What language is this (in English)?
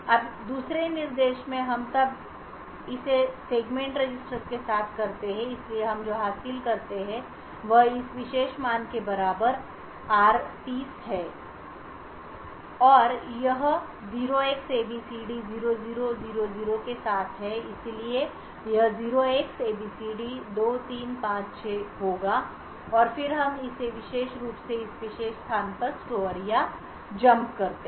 Hindi